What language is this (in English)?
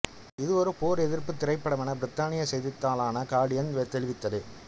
Tamil